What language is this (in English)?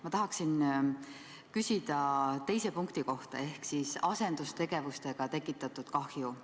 Estonian